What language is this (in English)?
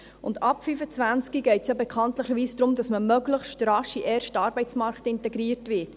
Swiss German